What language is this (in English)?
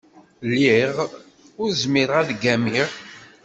Kabyle